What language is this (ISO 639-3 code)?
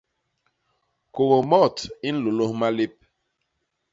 bas